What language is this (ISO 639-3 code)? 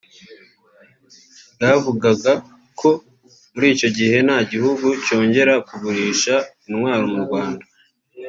kin